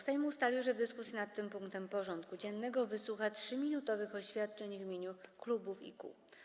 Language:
Polish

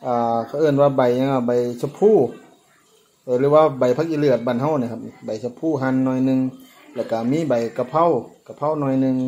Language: Thai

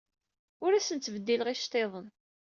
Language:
Kabyle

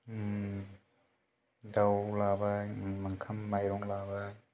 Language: Bodo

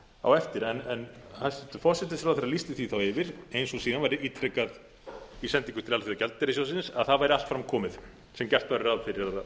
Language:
Icelandic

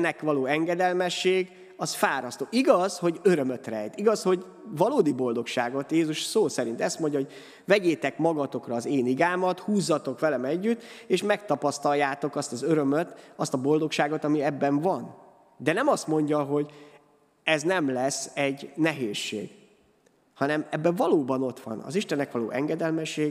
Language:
Hungarian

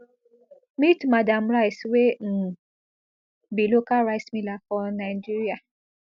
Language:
Nigerian Pidgin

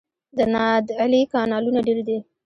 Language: Pashto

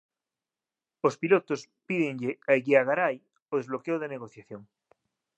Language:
Galician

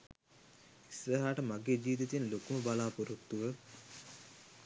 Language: Sinhala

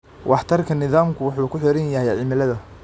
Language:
Somali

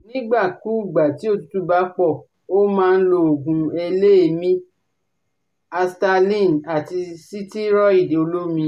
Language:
Yoruba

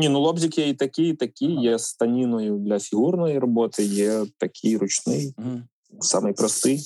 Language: Ukrainian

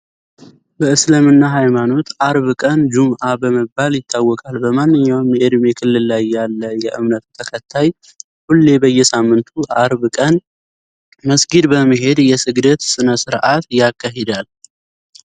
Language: Amharic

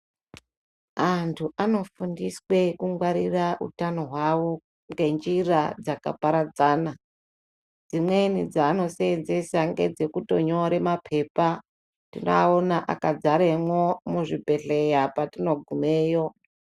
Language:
Ndau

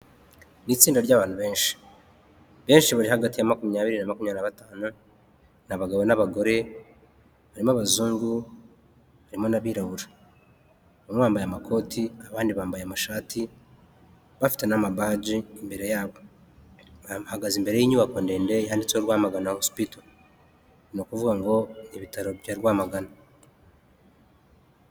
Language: Kinyarwanda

